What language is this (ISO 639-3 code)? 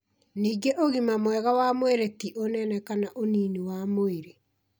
kik